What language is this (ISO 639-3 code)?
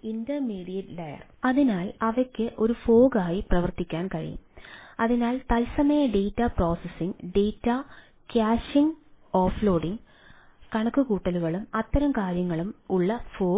mal